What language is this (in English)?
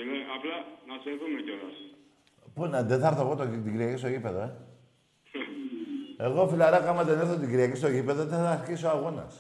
Greek